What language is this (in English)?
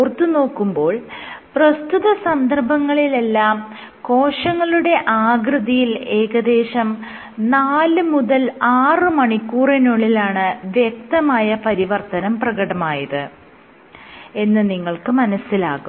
Malayalam